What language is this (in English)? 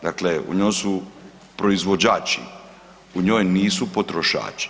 Croatian